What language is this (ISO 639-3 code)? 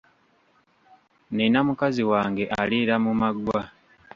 lug